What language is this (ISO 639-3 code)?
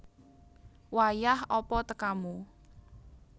jav